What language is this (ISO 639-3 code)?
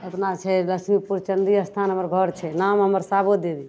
mai